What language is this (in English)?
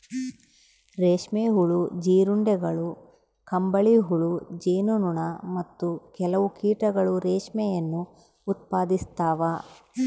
Kannada